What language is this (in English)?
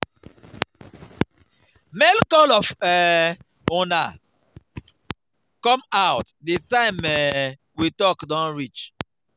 Nigerian Pidgin